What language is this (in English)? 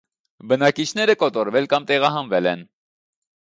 Armenian